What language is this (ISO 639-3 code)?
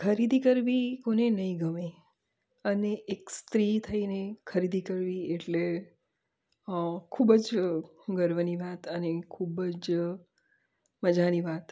guj